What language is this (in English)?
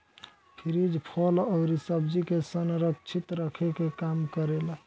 Bhojpuri